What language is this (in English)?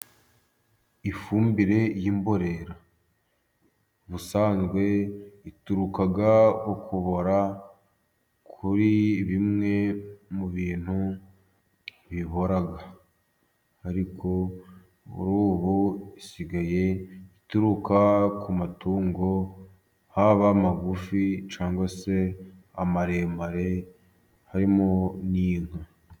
Kinyarwanda